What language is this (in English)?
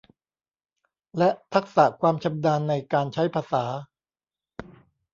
Thai